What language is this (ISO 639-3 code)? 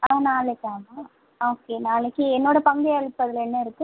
tam